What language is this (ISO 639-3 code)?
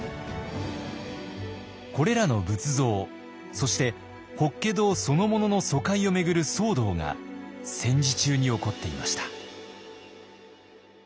jpn